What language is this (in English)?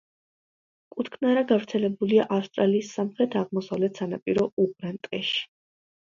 Georgian